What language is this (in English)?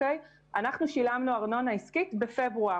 Hebrew